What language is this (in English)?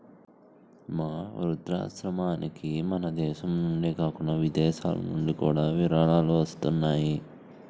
Telugu